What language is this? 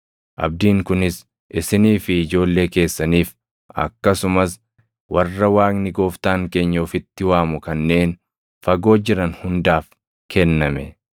Oromo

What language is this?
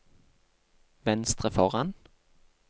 Norwegian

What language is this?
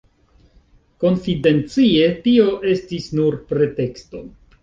Esperanto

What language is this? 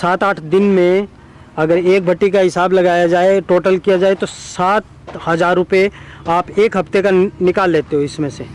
Hindi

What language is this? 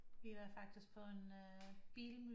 Danish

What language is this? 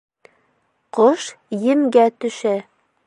Bashkir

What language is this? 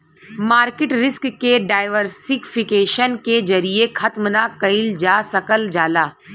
Bhojpuri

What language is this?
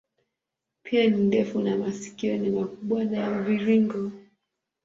Swahili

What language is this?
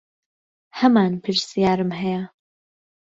Central Kurdish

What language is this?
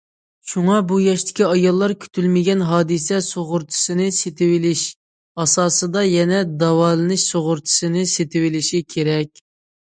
Uyghur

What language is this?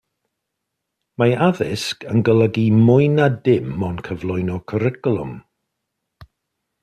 Welsh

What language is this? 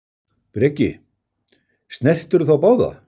Icelandic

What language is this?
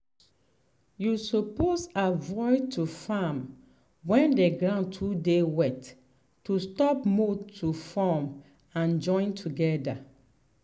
Nigerian Pidgin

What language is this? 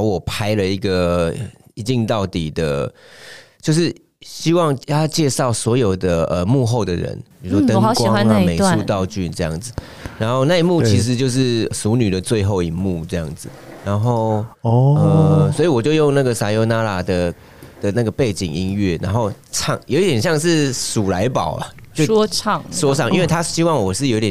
Chinese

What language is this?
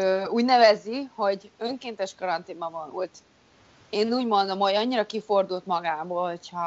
Hungarian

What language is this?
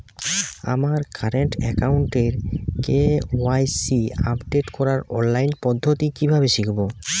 Bangla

